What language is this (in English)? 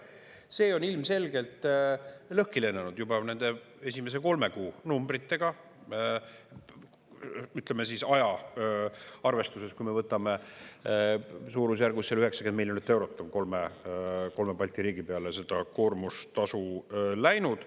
Estonian